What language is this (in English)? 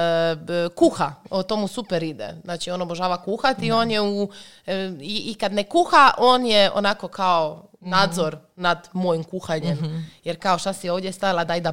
Croatian